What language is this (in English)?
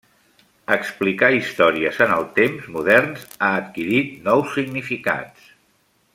Catalan